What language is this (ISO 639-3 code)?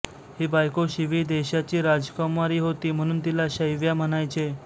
mar